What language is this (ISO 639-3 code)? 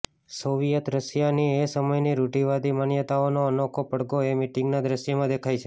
guj